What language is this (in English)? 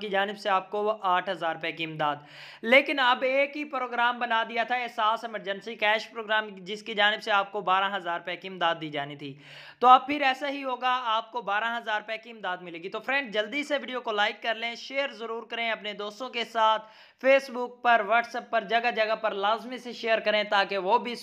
Hindi